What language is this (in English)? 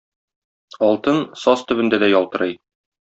Tatar